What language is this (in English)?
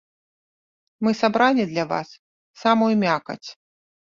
Belarusian